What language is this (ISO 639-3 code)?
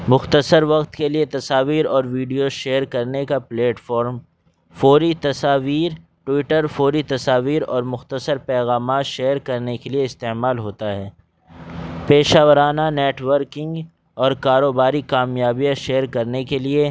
urd